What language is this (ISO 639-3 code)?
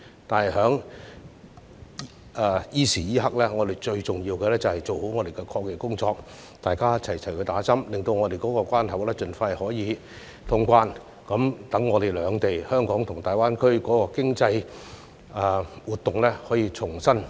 yue